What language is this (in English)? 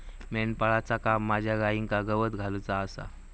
Marathi